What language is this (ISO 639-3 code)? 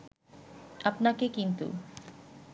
ben